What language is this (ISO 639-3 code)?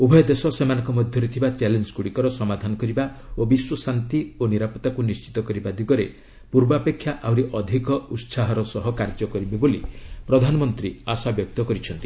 ori